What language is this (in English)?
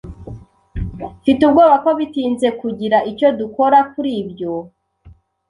Kinyarwanda